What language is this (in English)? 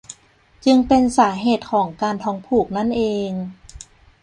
Thai